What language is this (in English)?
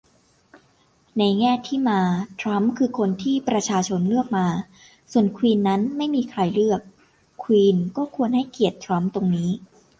Thai